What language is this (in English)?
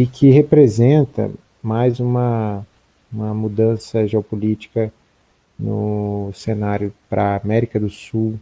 Portuguese